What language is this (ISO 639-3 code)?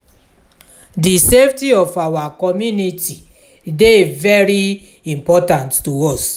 pcm